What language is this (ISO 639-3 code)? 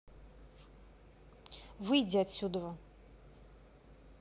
rus